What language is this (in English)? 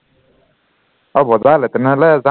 Assamese